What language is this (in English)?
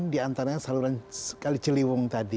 Indonesian